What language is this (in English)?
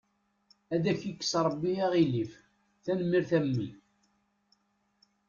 Kabyle